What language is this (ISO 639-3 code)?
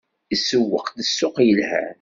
kab